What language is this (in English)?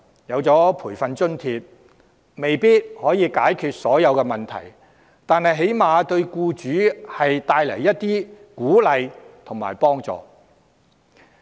Cantonese